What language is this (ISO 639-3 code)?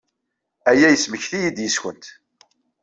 kab